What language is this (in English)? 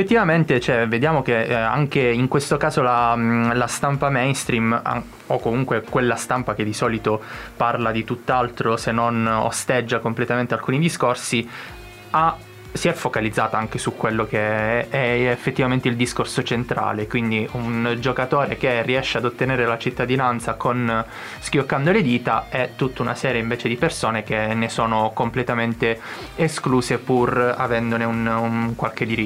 Italian